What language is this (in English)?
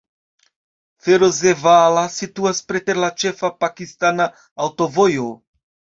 Esperanto